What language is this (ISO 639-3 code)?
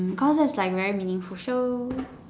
eng